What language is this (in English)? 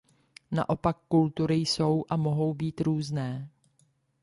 Czech